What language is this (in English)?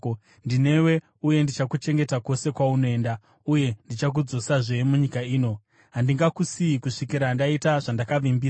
Shona